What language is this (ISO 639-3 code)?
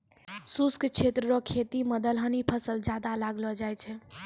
mai